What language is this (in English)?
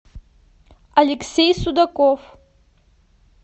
Russian